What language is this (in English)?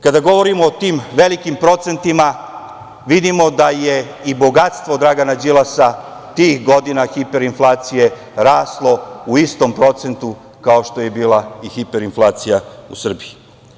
Serbian